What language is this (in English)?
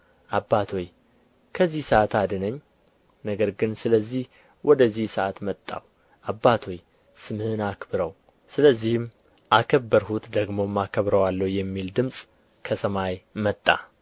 Amharic